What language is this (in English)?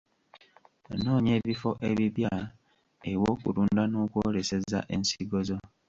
Ganda